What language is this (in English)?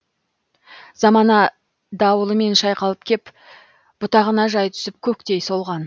Kazakh